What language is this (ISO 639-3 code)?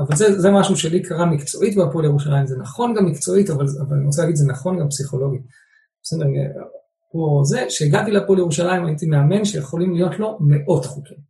heb